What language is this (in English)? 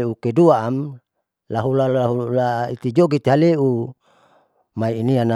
Saleman